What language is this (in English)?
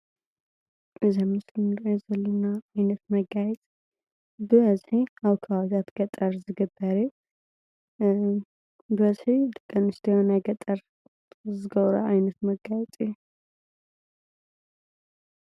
Tigrinya